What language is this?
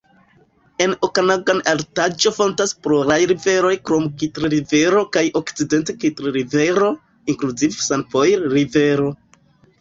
Esperanto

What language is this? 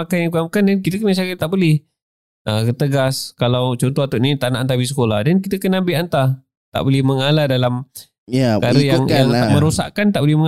Malay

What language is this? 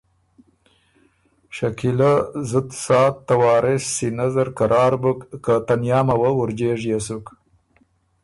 Ormuri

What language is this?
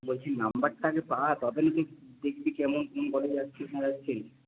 Bangla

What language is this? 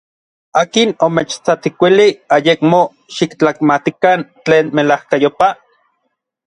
Orizaba Nahuatl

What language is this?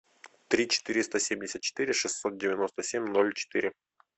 Russian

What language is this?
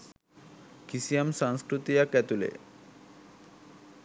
Sinhala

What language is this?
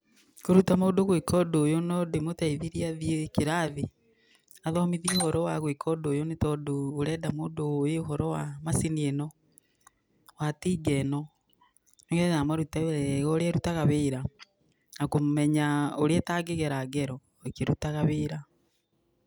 Kikuyu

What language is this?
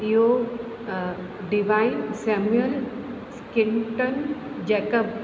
Sindhi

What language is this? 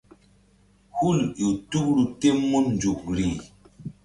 Mbum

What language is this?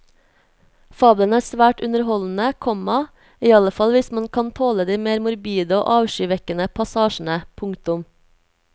Norwegian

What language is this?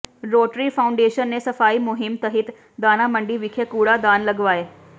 Punjabi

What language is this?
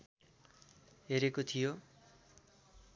Nepali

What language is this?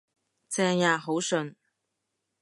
Cantonese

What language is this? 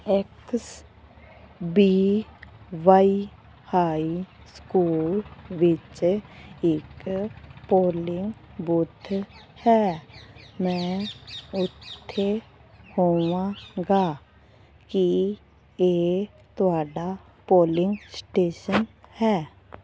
Punjabi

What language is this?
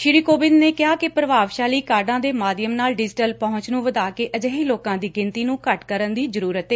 Punjabi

